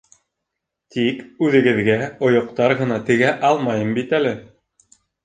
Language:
Bashkir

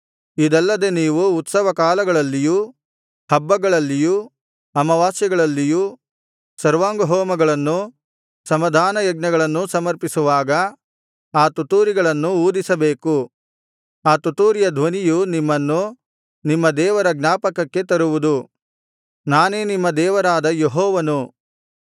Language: Kannada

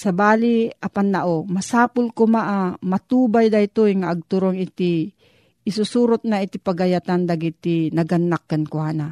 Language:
Filipino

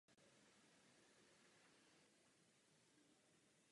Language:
Czech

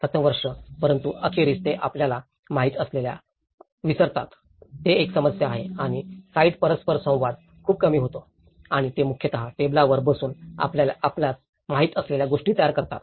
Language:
Marathi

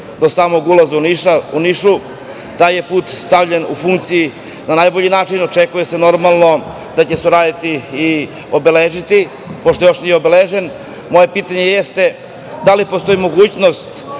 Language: Serbian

